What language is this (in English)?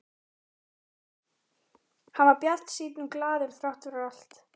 Icelandic